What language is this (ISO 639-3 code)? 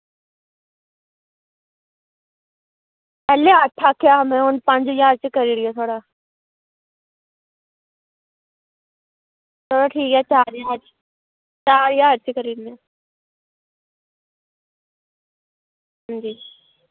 doi